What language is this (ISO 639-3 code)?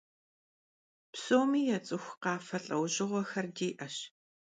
kbd